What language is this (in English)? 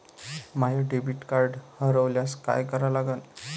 Marathi